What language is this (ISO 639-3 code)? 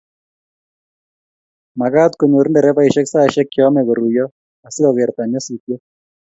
kln